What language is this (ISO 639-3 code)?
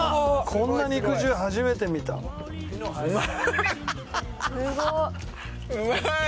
jpn